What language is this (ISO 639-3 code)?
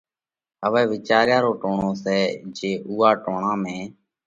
kvx